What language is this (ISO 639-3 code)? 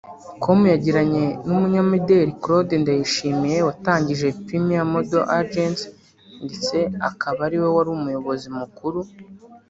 kin